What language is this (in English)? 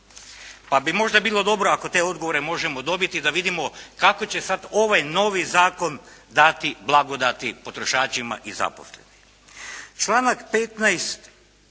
Croatian